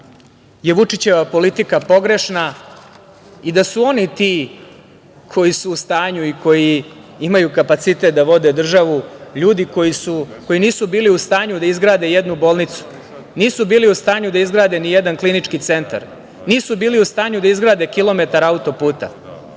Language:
Serbian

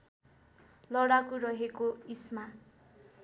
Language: Nepali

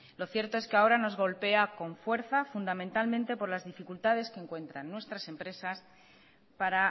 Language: Spanish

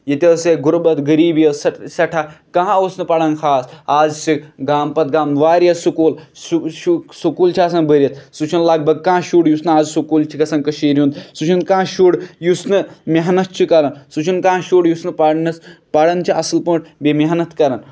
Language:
Kashmiri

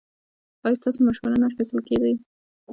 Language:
Pashto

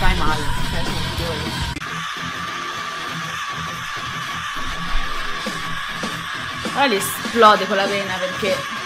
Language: Italian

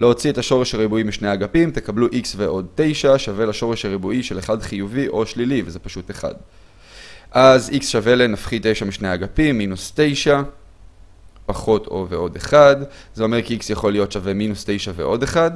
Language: Hebrew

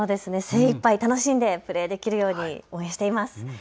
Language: Japanese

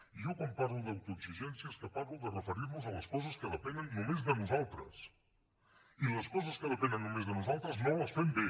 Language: Catalan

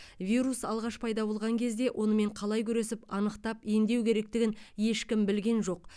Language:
Kazakh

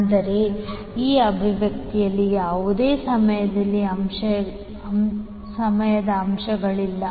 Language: Kannada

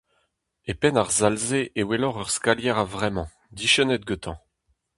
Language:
Breton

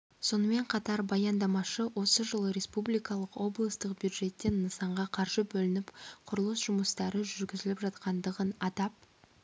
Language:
Kazakh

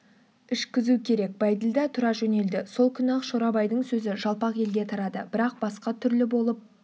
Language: Kazakh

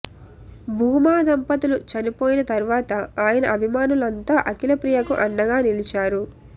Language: Telugu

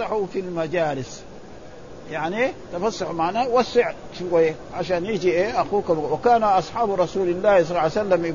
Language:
Arabic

